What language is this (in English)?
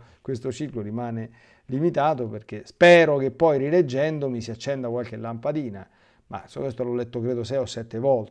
Italian